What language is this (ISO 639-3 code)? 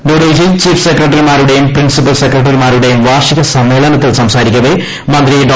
mal